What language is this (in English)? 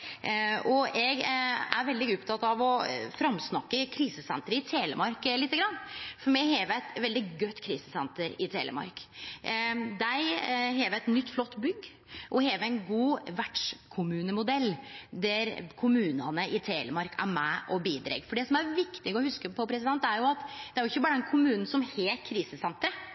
Norwegian Nynorsk